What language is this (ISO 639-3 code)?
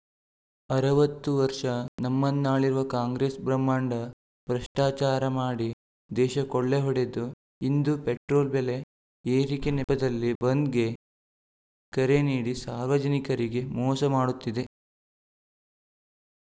kan